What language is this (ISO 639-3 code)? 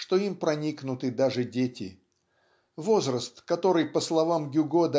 rus